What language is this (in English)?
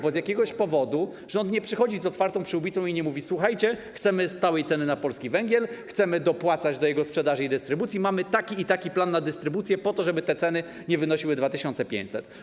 Polish